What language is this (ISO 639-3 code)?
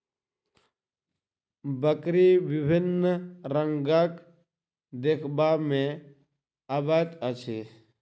mai